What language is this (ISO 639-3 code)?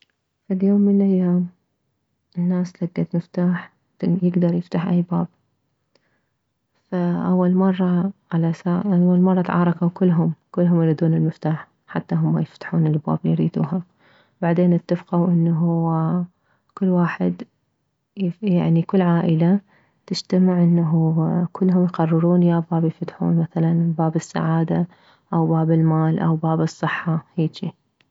acm